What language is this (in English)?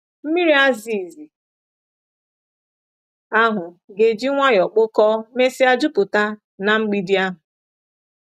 Igbo